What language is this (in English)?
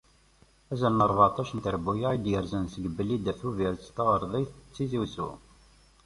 Kabyle